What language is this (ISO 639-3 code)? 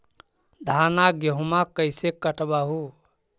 mag